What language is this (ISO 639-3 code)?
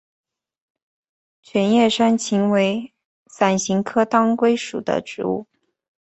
zho